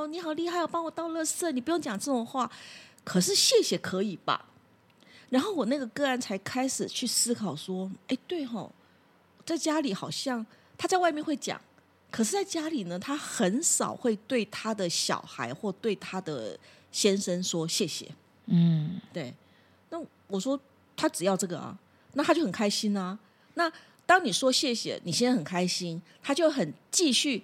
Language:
Chinese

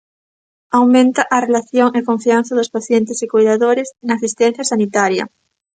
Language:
Galician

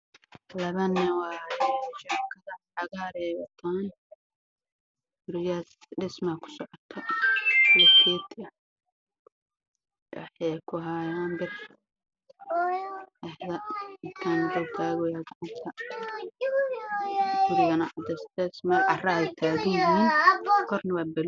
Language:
Somali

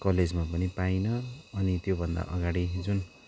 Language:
Nepali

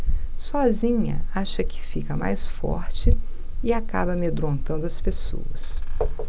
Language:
Portuguese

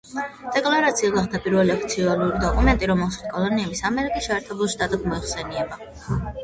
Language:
Georgian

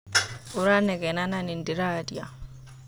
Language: Kikuyu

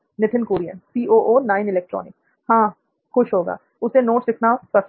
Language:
Hindi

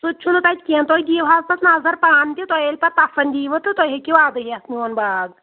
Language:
Kashmiri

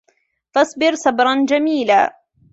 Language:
Arabic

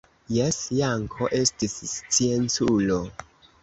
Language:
Esperanto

